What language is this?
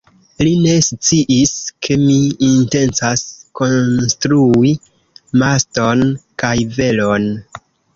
Esperanto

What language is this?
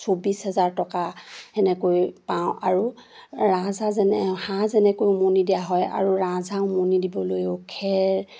Assamese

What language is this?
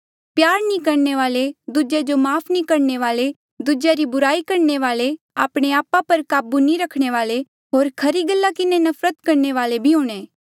Mandeali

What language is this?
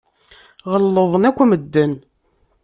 Kabyle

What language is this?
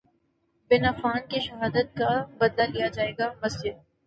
Urdu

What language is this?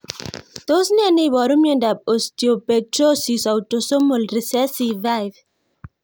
Kalenjin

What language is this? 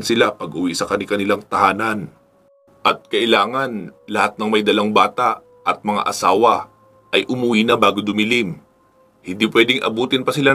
Filipino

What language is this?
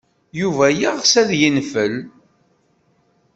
Kabyle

